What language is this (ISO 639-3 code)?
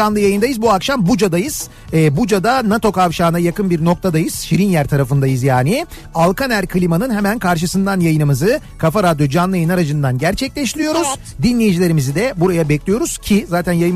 tur